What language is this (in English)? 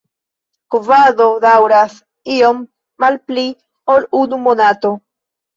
Esperanto